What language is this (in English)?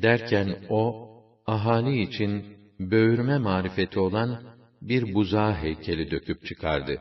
Turkish